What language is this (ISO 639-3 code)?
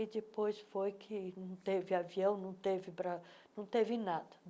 por